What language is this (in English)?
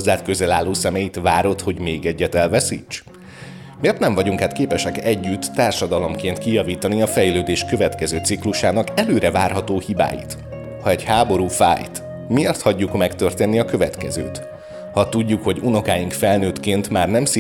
Hungarian